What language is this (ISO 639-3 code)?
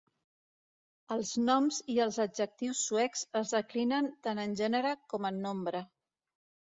cat